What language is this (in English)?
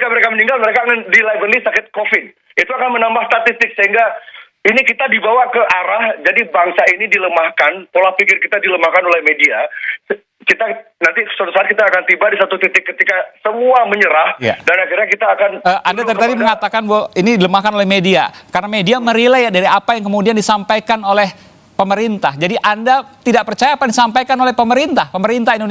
Indonesian